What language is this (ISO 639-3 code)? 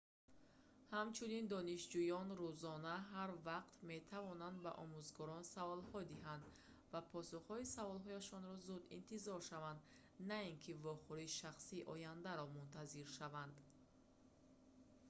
tgk